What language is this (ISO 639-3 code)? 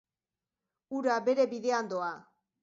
eus